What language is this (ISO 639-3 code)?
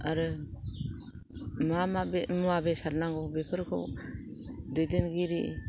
brx